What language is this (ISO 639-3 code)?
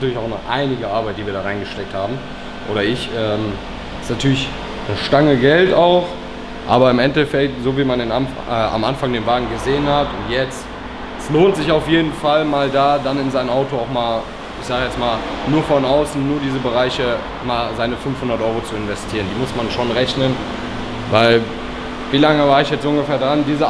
deu